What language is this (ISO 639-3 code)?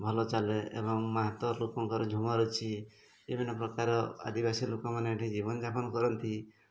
ori